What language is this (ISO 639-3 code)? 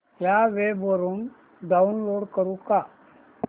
mar